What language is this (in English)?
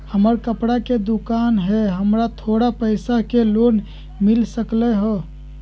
Magahi